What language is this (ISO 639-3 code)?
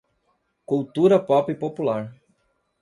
por